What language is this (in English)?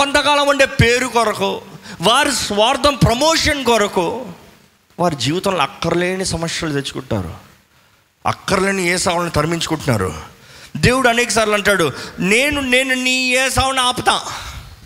Telugu